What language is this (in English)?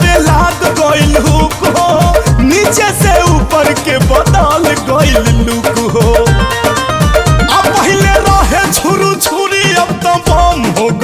Hindi